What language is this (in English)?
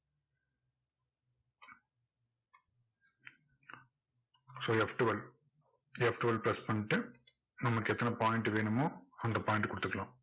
Tamil